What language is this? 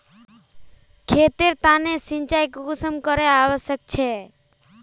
Magahi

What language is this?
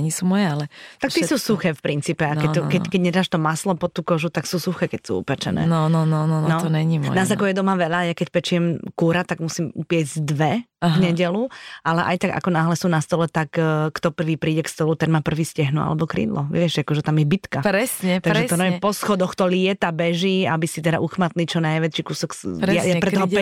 Slovak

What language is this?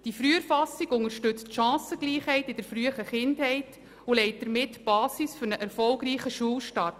Swiss German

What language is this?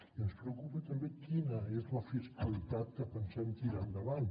Catalan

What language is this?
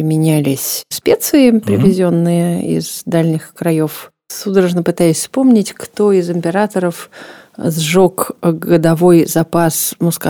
Russian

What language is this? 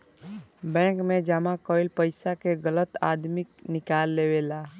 Bhojpuri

